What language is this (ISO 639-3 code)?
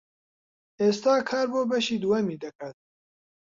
ckb